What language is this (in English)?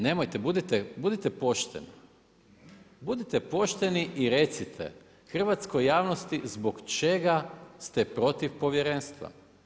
Croatian